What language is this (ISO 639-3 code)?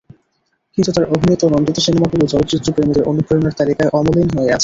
ben